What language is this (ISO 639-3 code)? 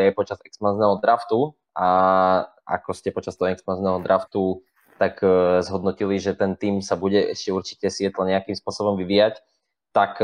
slk